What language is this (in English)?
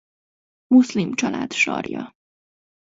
Hungarian